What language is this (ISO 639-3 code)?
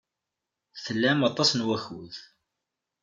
kab